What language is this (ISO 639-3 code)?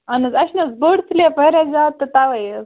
kas